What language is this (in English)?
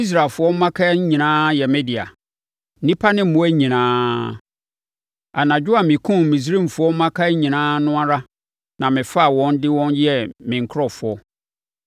Akan